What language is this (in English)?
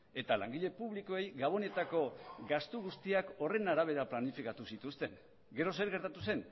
Basque